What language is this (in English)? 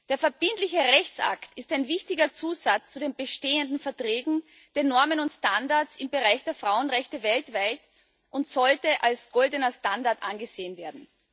German